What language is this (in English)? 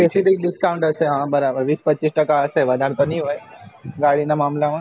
Gujarati